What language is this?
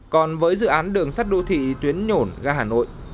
Vietnamese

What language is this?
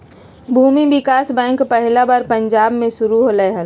Magahi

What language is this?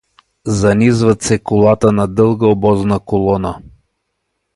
Bulgarian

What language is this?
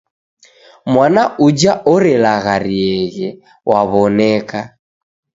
Taita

